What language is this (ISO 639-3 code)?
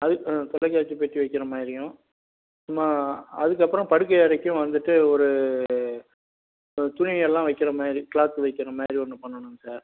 tam